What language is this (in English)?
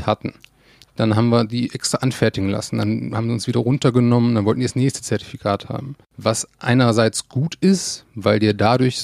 German